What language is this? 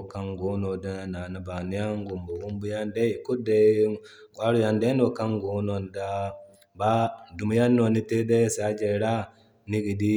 Zarma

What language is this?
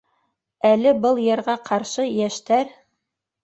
Bashkir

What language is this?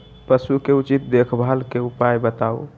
Magahi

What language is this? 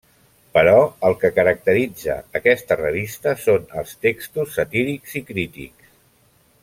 Catalan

